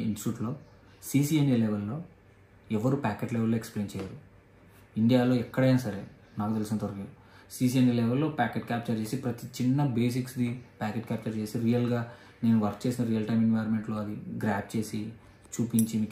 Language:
Telugu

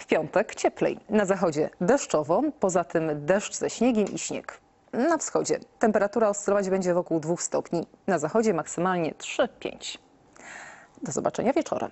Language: Polish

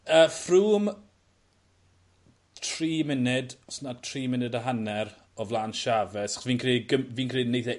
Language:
Welsh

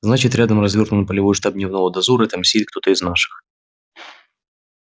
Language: Russian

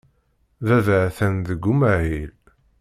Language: Kabyle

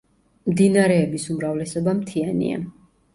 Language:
Georgian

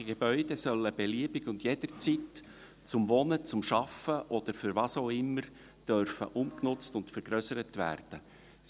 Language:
Swiss German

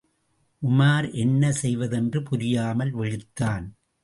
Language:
Tamil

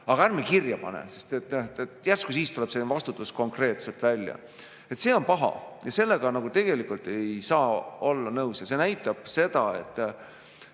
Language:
Estonian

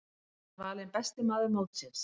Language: Icelandic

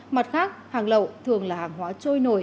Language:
Vietnamese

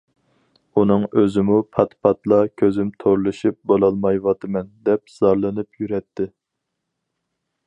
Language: Uyghur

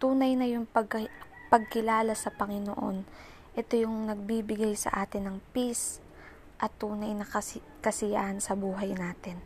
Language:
Filipino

